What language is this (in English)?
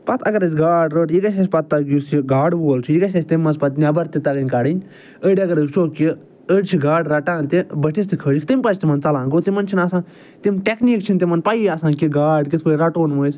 Kashmiri